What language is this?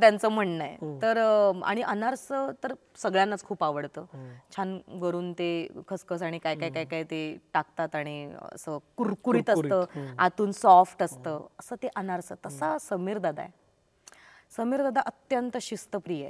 Marathi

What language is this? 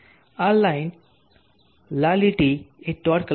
Gujarati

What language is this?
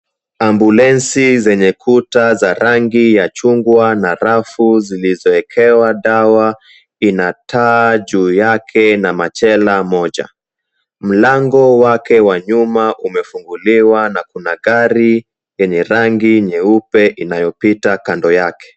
Swahili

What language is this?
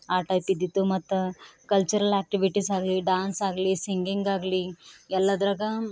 Kannada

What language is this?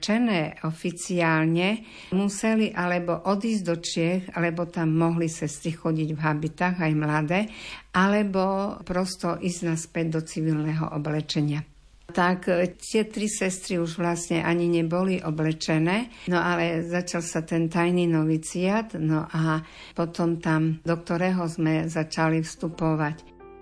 Slovak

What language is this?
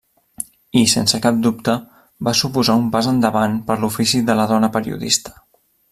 Catalan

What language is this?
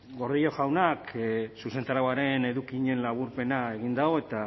Basque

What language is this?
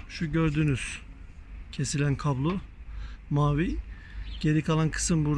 Turkish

